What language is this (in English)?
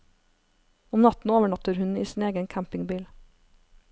Norwegian